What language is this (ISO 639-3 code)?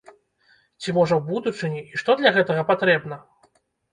bel